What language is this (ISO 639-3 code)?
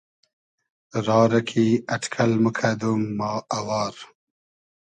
haz